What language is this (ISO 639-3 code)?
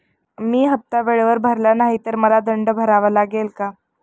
mar